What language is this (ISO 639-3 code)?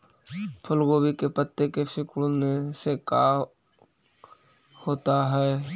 mag